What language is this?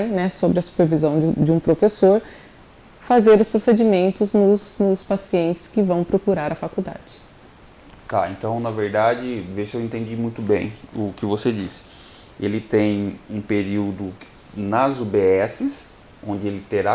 Portuguese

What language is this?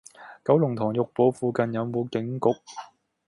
Cantonese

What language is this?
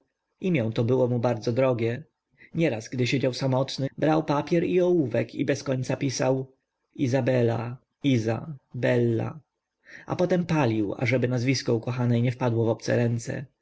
Polish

